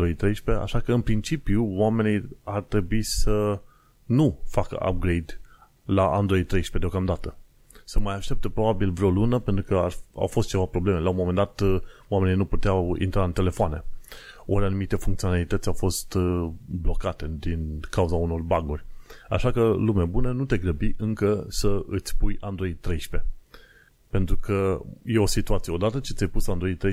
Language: Romanian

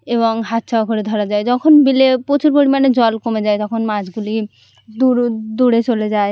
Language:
Bangla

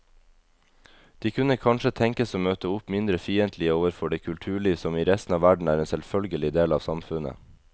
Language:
Norwegian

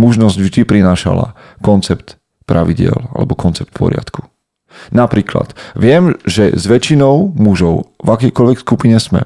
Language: Slovak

